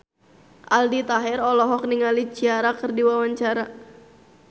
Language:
Sundanese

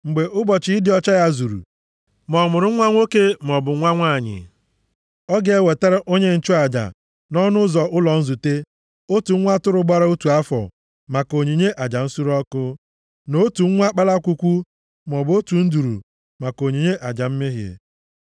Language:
Igbo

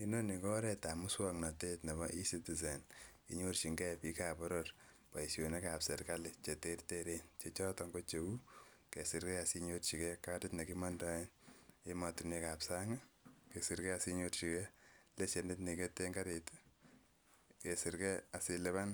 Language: Kalenjin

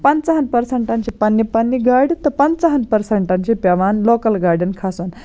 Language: Kashmiri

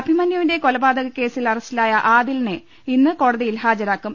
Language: Malayalam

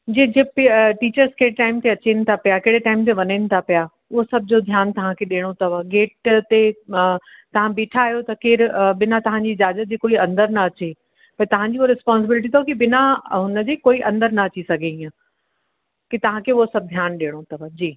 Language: Sindhi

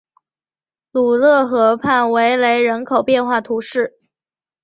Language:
Chinese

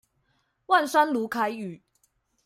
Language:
Chinese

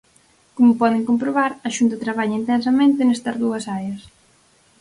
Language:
Galician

